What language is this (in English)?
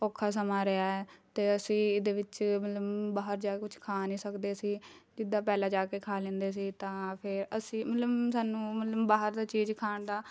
Punjabi